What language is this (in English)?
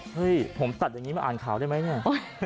Thai